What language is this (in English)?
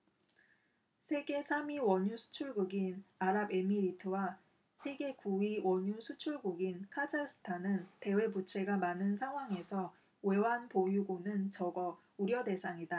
Korean